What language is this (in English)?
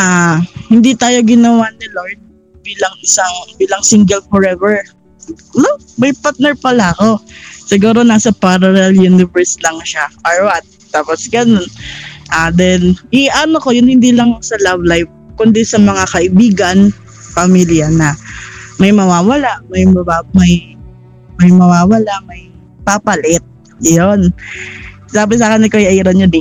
Filipino